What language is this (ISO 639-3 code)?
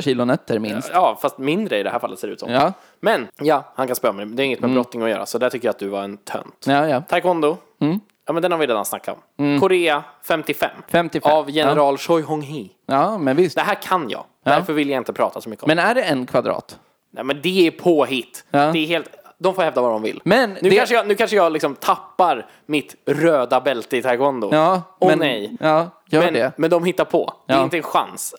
swe